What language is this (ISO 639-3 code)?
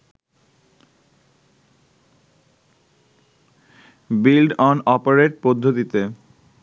ben